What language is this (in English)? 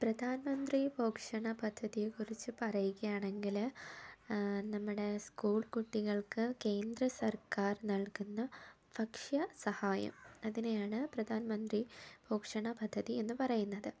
Malayalam